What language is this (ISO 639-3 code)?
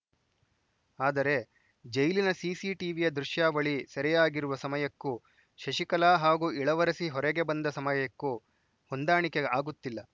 kan